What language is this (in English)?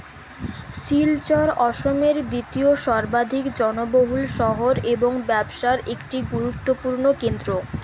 Bangla